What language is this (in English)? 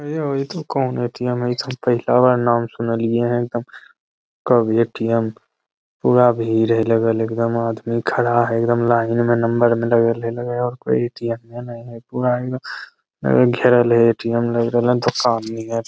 Magahi